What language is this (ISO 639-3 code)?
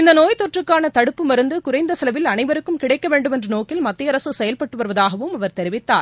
tam